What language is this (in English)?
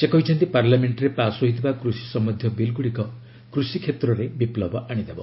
Odia